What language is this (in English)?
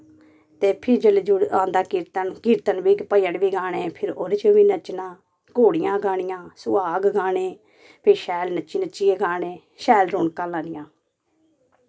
Dogri